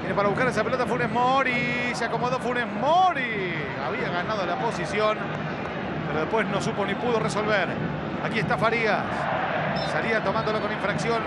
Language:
Spanish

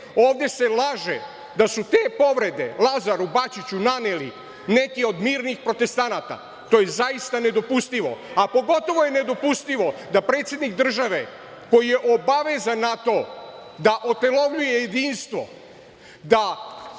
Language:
Serbian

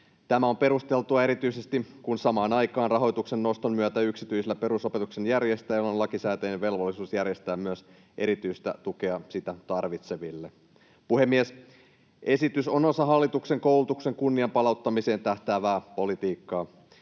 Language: Finnish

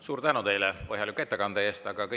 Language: Estonian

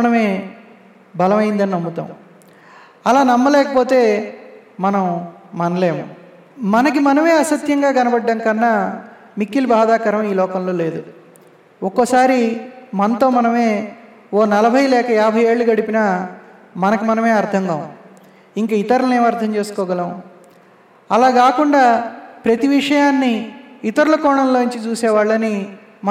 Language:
Telugu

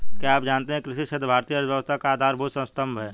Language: Hindi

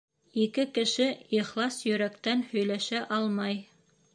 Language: Bashkir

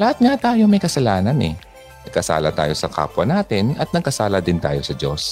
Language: Filipino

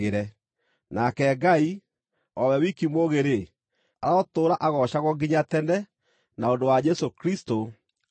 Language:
Kikuyu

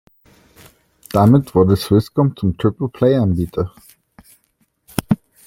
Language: German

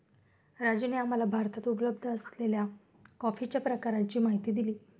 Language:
Marathi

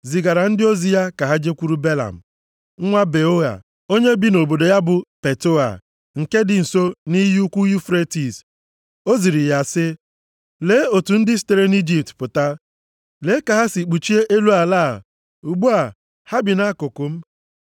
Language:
Igbo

